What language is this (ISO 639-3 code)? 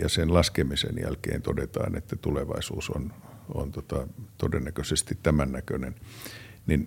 fin